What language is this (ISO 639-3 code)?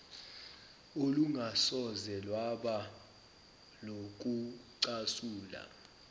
zul